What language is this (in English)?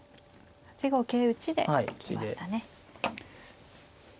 Japanese